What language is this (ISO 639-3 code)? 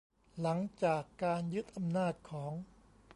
tha